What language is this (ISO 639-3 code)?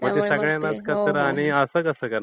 mar